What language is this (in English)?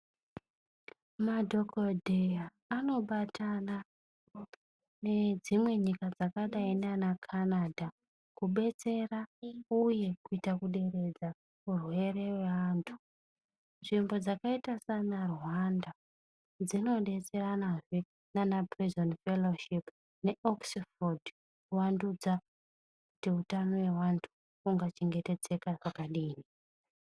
Ndau